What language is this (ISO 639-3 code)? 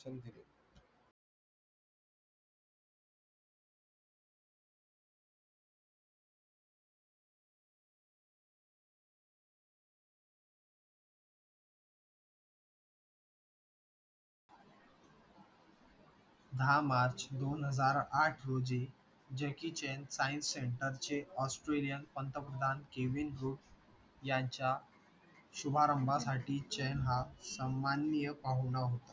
mar